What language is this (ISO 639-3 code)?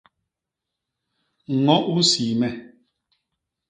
bas